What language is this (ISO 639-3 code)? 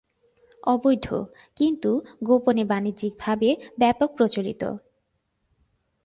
ben